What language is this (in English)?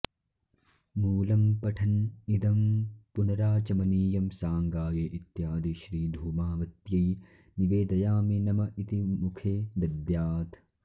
Sanskrit